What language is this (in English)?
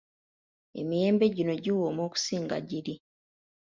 Ganda